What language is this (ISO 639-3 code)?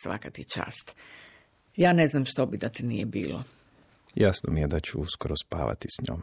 hrv